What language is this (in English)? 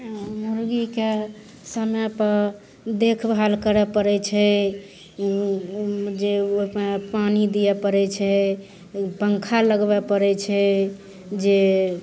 Maithili